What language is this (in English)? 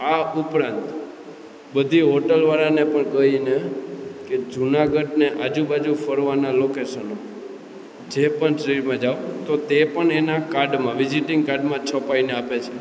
Gujarati